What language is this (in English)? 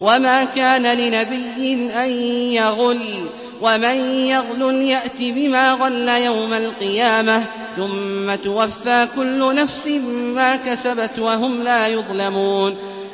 Arabic